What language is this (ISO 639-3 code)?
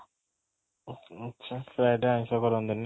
ori